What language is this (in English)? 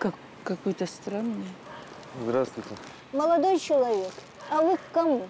Russian